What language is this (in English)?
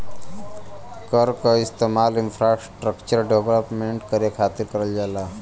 Bhojpuri